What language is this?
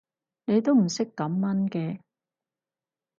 Cantonese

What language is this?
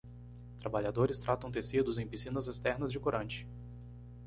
Portuguese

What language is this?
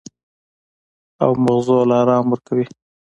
Pashto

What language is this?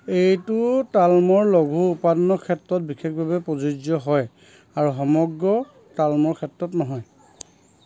Assamese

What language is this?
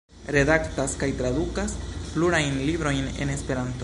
Esperanto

